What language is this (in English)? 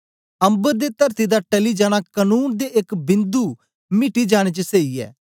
Dogri